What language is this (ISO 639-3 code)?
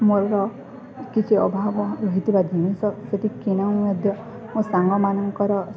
ori